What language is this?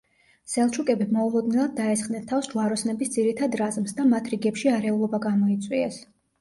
Georgian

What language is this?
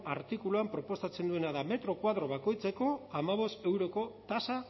Basque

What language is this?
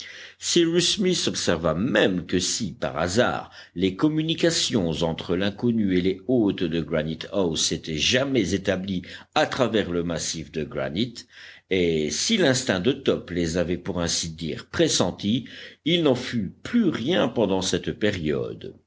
French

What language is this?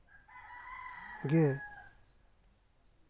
Santali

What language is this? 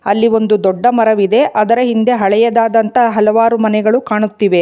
Kannada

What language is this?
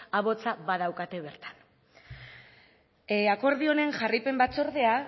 Basque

